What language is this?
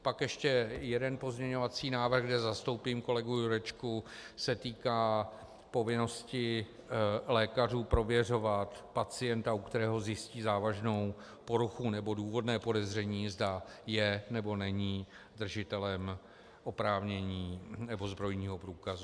Czech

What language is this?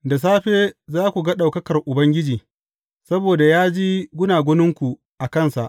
Hausa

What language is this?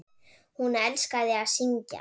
Icelandic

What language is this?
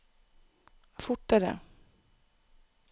Norwegian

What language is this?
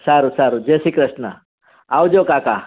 Gujarati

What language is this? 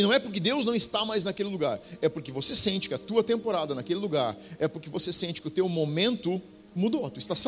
Portuguese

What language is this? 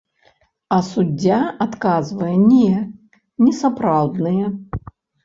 Belarusian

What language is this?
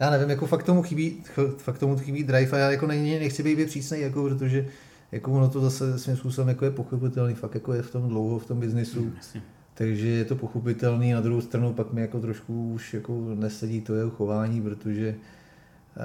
Czech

